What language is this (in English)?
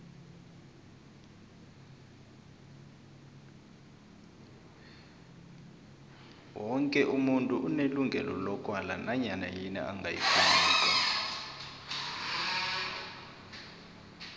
South Ndebele